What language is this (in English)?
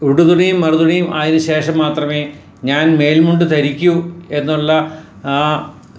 Malayalam